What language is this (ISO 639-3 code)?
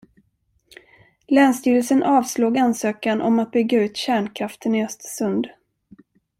swe